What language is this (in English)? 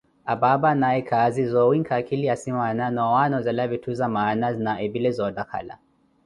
Koti